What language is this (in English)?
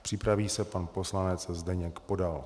Czech